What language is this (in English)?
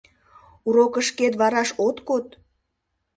Mari